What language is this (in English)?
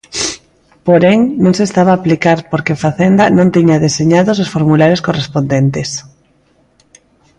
Galician